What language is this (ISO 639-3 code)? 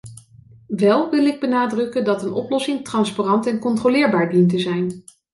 nld